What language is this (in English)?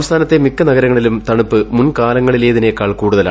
Malayalam